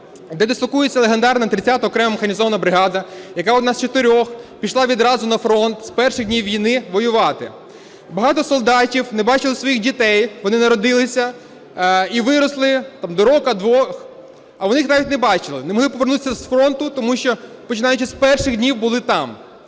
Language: Ukrainian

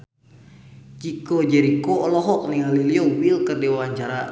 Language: Sundanese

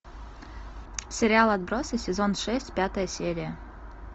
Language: Russian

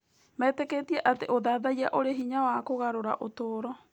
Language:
Kikuyu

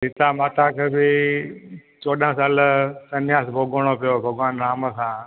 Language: Sindhi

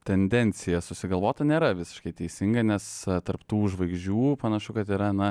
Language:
Lithuanian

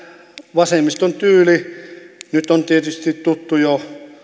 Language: Finnish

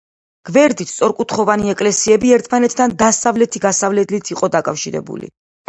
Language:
Georgian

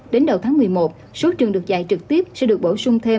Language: Vietnamese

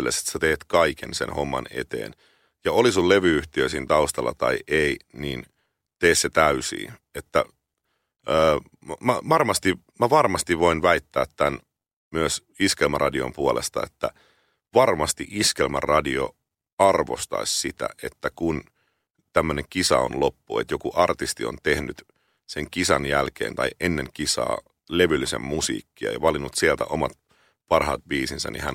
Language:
Finnish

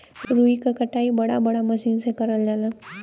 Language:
Bhojpuri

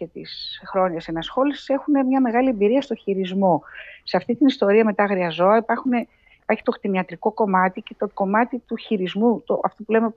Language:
Greek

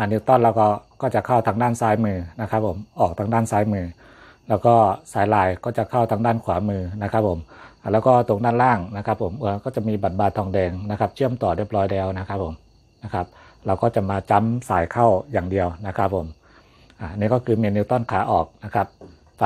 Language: Thai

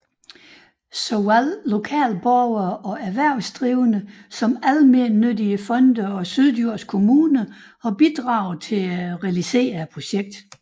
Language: Danish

